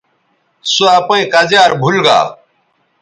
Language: Bateri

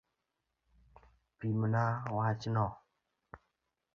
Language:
Luo (Kenya and Tanzania)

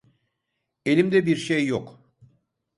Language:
Turkish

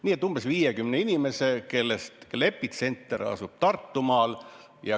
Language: Estonian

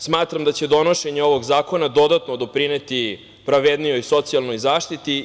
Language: Serbian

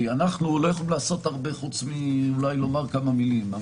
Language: Hebrew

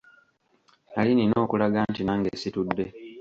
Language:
Ganda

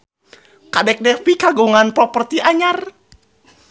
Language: Sundanese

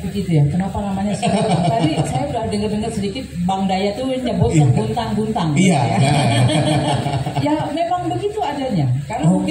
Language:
Indonesian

